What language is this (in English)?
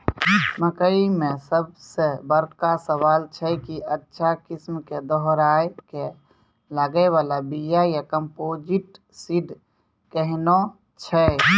Maithili